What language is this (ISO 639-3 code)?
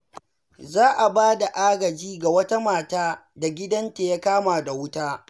hau